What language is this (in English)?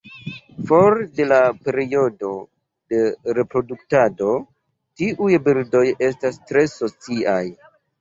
Esperanto